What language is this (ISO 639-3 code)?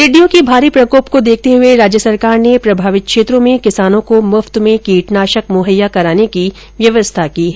hin